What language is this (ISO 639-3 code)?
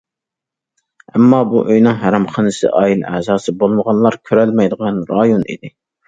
uig